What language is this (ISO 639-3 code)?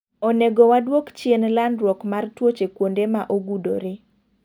luo